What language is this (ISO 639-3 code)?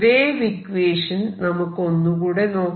mal